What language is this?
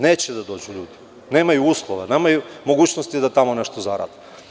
Serbian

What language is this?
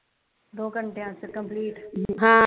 Punjabi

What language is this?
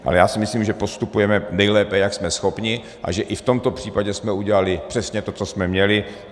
Czech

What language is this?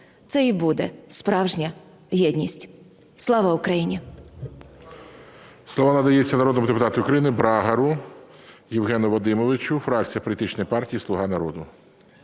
Ukrainian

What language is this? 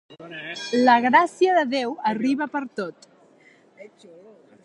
Catalan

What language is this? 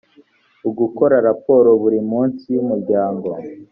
Kinyarwanda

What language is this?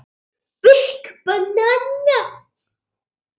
Icelandic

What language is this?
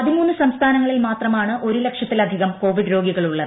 Malayalam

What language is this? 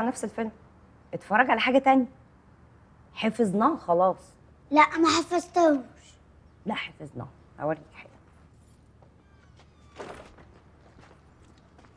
Arabic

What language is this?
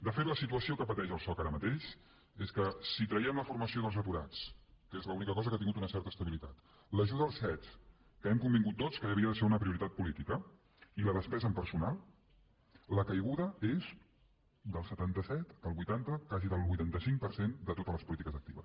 Catalan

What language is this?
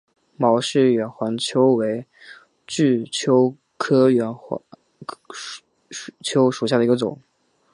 Chinese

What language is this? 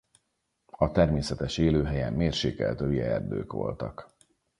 Hungarian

